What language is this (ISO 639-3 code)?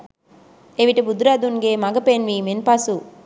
sin